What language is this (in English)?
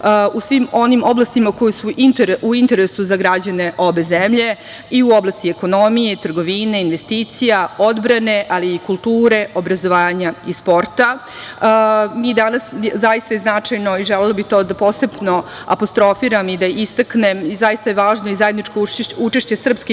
Serbian